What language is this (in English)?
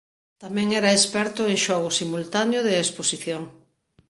Galician